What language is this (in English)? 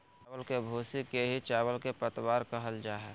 Magahi